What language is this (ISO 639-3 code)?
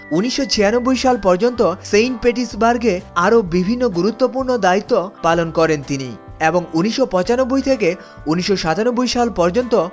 ben